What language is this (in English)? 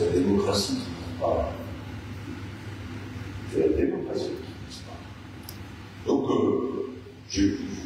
French